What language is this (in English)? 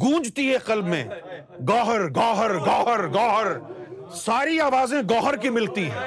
Urdu